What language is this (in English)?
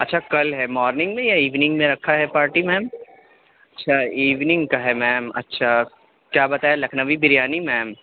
Urdu